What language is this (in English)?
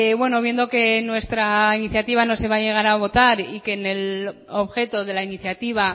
Spanish